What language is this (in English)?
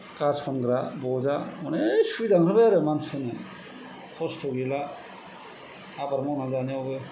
Bodo